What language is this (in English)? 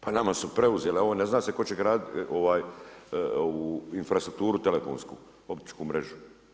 Croatian